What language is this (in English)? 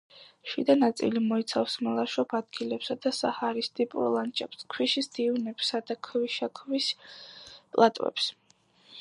Georgian